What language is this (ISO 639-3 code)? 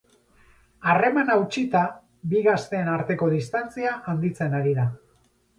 eus